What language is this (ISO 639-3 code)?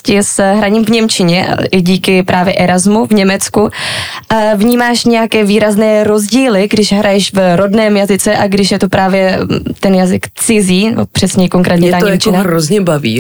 ces